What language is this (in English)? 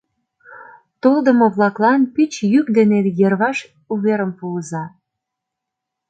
Mari